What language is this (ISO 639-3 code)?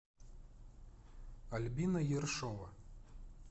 rus